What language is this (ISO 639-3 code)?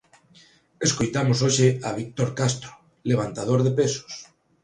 glg